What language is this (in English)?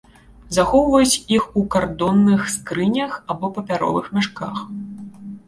Belarusian